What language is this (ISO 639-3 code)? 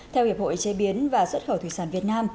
vie